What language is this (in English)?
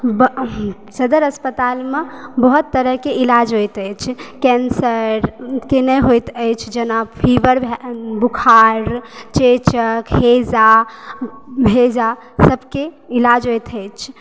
Maithili